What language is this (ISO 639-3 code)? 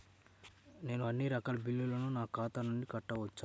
tel